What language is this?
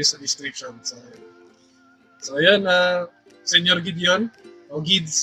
Filipino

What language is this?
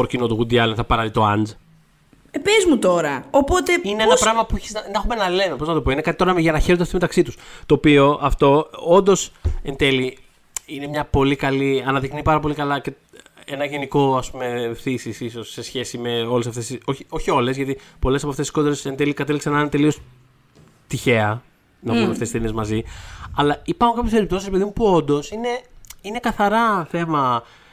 Greek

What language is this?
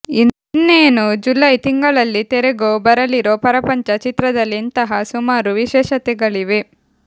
Kannada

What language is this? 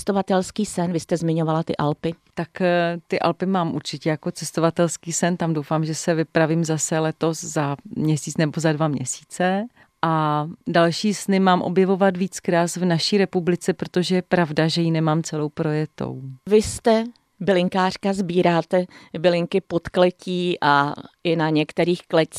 Czech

